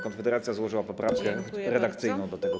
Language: Polish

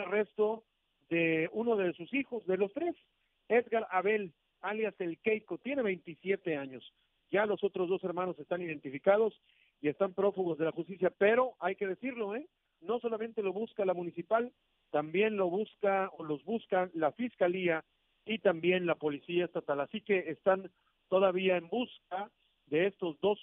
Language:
Spanish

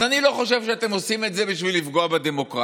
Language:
Hebrew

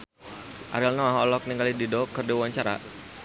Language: Sundanese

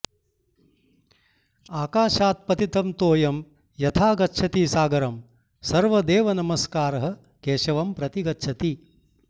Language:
Sanskrit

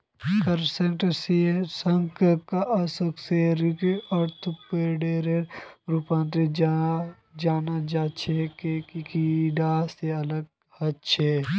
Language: Magahi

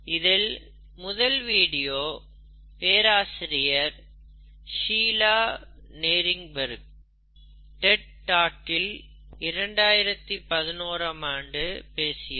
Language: Tamil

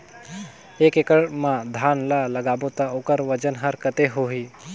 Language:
Chhattisgarhi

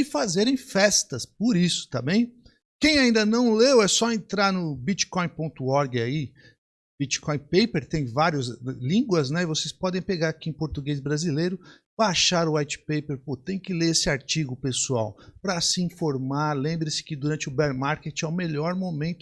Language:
Portuguese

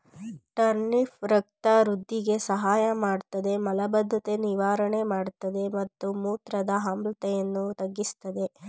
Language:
Kannada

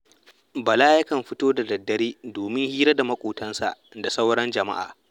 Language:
Hausa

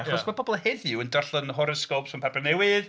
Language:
Welsh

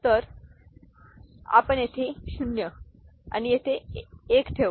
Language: Marathi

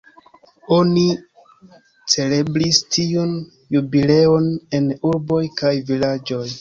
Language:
Esperanto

